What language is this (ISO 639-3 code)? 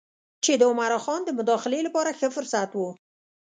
pus